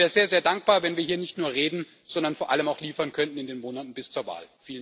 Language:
German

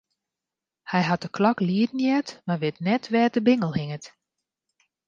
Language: Western Frisian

